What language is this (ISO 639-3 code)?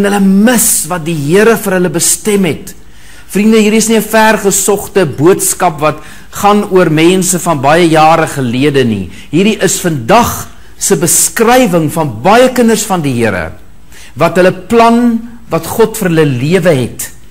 nld